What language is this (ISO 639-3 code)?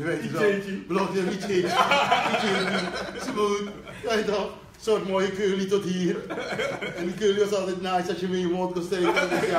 nld